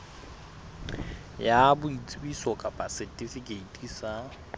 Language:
Southern Sotho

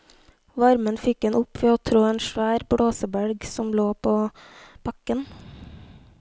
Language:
Norwegian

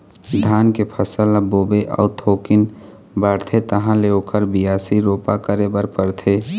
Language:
Chhattisgarhi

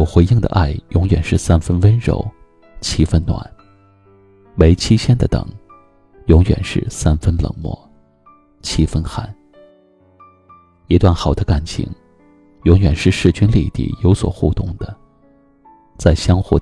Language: Chinese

